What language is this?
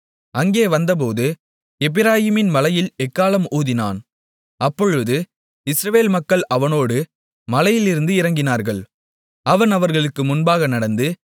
Tamil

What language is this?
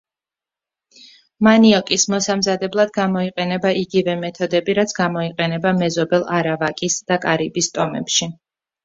Georgian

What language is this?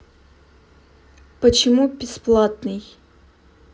Russian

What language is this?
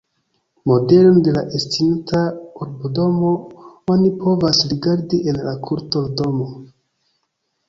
Esperanto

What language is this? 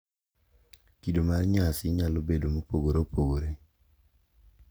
Luo (Kenya and Tanzania)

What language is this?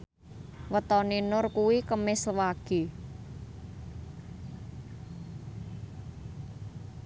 Javanese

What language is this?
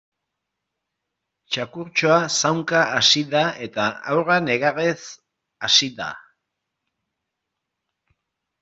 Basque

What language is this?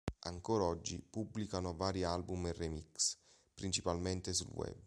Italian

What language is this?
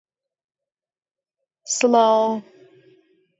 Central Kurdish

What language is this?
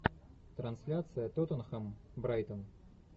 Russian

